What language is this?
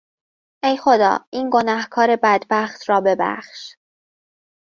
Persian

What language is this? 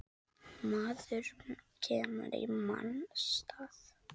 Icelandic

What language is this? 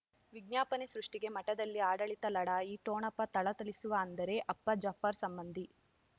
Kannada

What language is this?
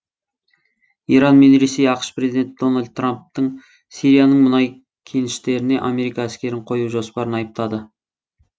Kazakh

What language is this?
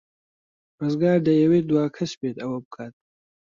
Central Kurdish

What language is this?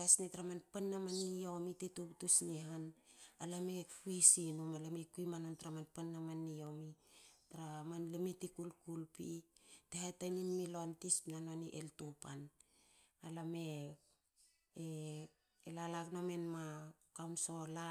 Hakö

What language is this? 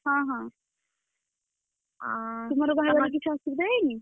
Odia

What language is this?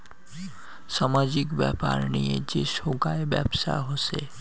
Bangla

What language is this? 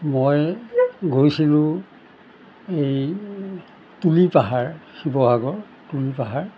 Assamese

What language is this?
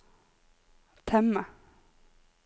Norwegian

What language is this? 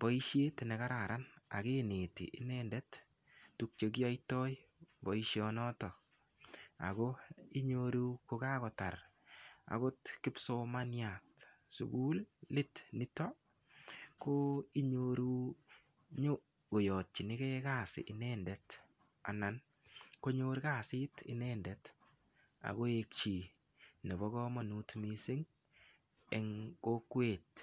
Kalenjin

